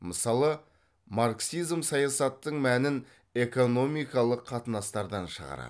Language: Kazakh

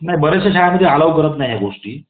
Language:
Marathi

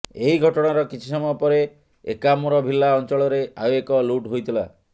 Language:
Odia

